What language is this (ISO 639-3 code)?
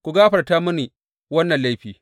hau